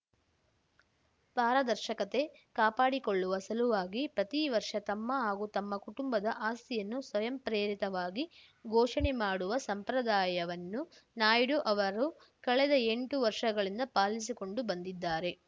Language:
Kannada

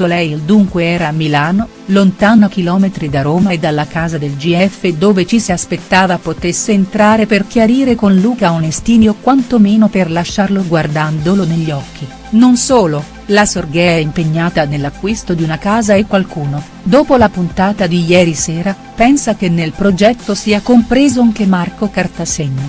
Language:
Italian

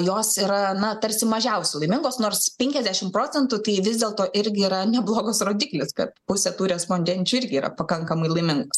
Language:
Lithuanian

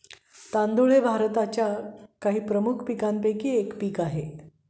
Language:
Marathi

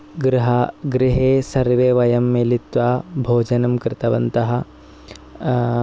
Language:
Sanskrit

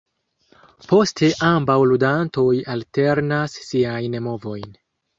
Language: Esperanto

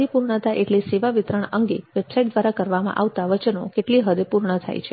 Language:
Gujarati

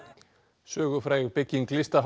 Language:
Icelandic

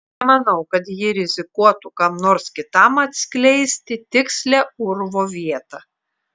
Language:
Lithuanian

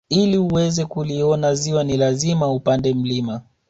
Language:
Swahili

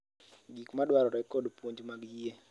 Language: Luo (Kenya and Tanzania)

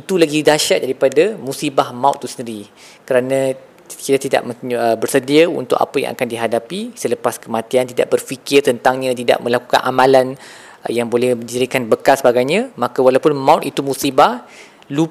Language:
Malay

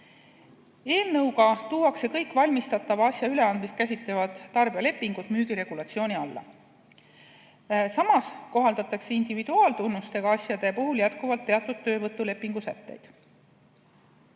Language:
Estonian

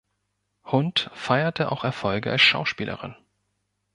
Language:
German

